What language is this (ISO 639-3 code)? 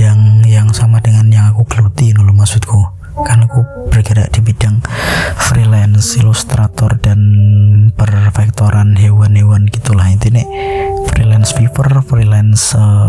ind